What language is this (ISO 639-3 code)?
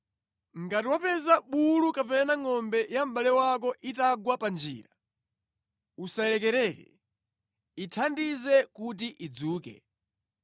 nya